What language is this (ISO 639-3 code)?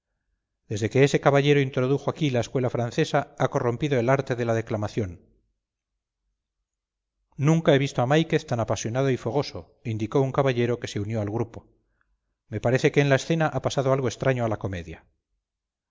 spa